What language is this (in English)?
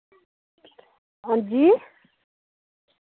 Dogri